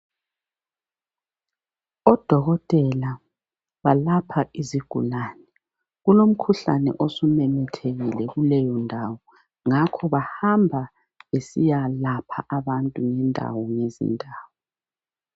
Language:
North Ndebele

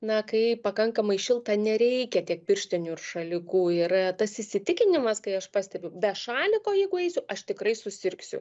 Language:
Lithuanian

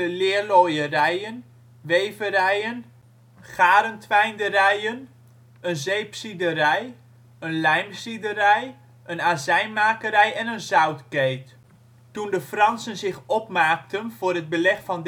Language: Dutch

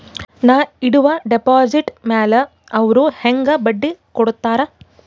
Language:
Kannada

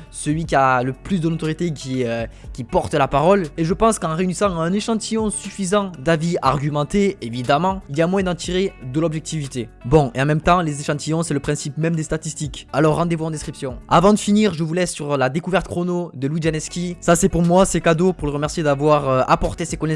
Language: French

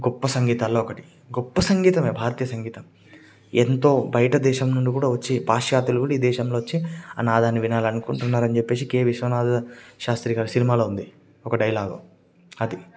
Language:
Telugu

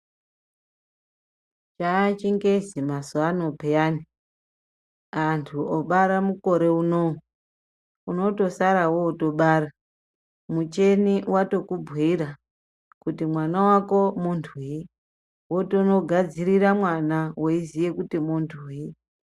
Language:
Ndau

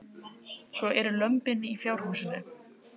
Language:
Icelandic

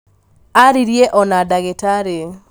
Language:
Kikuyu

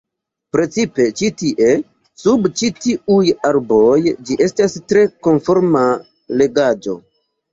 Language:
Esperanto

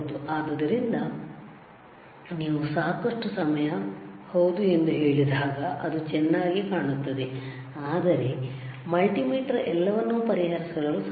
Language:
Kannada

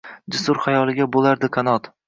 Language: Uzbek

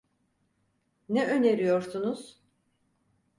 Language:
Turkish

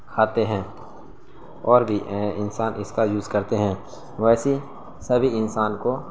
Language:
Urdu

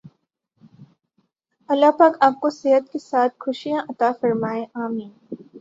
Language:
Urdu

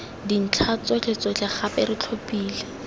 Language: Tswana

